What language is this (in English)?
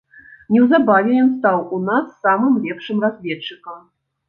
Belarusian